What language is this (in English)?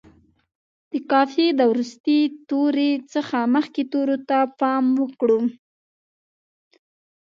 Pashto